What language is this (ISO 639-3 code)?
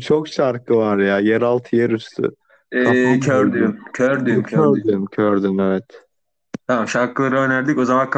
tur